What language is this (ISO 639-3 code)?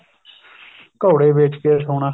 pan